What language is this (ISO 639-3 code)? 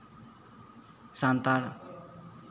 sat